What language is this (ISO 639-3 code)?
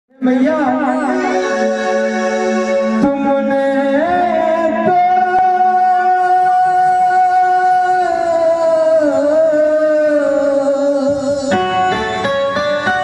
ara